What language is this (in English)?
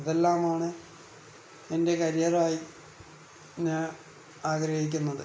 Malayalam